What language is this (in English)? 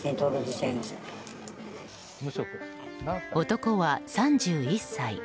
Japanese